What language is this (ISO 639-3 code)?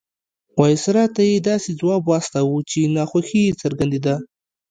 pus